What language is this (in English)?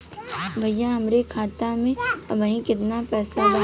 Bhojpuri